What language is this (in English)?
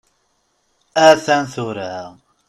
Kabyle